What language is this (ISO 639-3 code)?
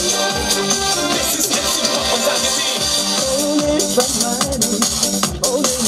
kor